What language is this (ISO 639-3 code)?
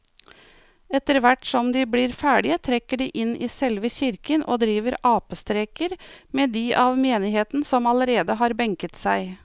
nor